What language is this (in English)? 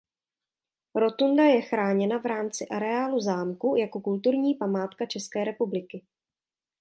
Czech